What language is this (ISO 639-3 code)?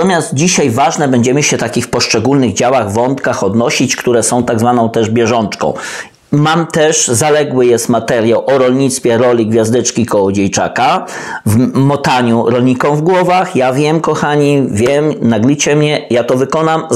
pol